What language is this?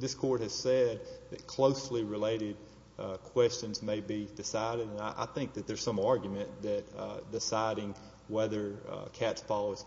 English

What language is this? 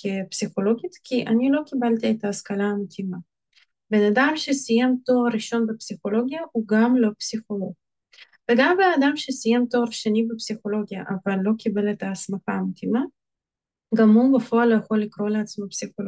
Hebrew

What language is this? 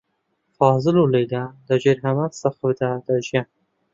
Central Kurdish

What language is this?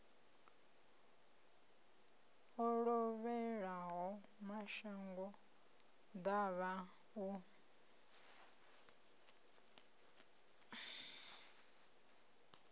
Venda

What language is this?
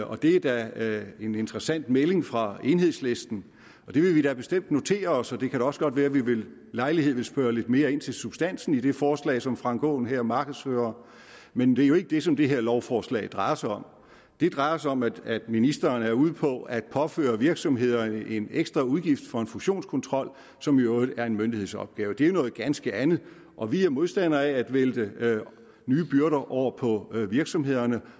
Danish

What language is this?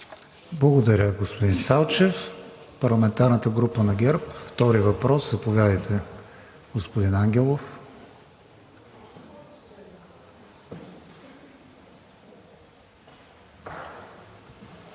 Bulgarian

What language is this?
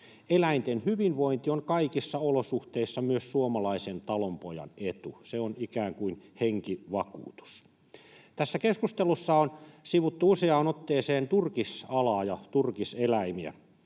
Finnish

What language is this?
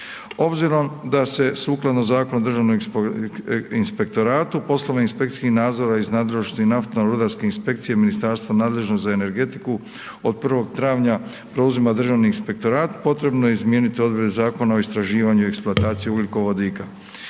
Croatian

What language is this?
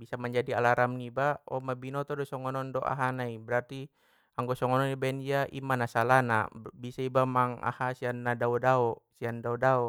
Batak Mandailing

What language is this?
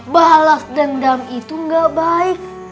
Indonesian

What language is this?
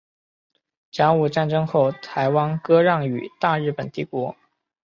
Chinese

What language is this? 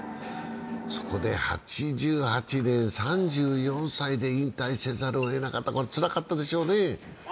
Japanese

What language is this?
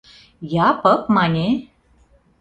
Mari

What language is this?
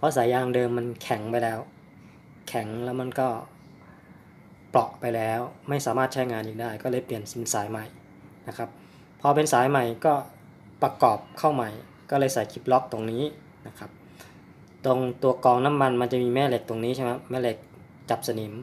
Thai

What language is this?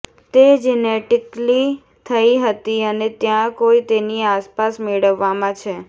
Gujarati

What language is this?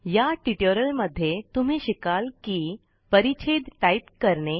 Marathi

